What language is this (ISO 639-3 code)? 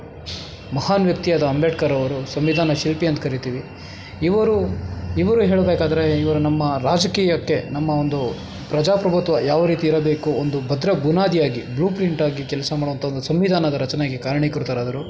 kan